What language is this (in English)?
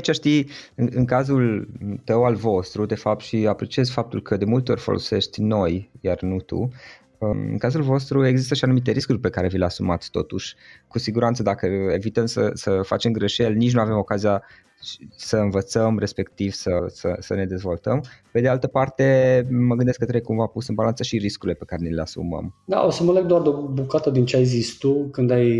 Romanian